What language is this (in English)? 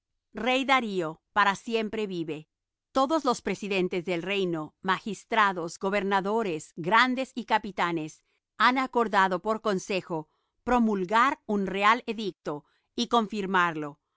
Spanish